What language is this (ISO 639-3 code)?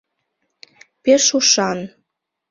chm